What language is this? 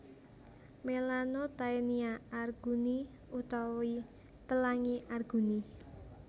Javanese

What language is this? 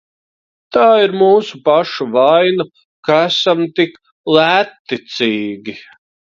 Latvian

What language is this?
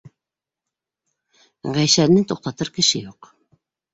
Bashkir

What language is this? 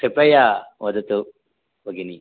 Sanskrit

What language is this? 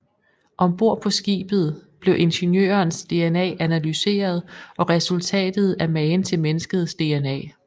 Danish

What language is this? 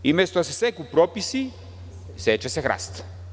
Serbian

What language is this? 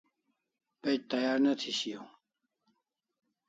Kalasha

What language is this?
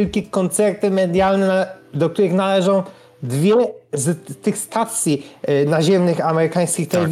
Polish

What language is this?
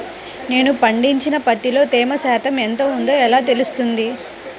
Telugu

